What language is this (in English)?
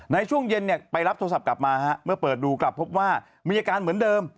Thai